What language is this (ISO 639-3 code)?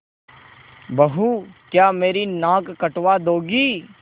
hin